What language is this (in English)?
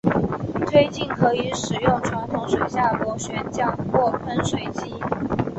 Chinese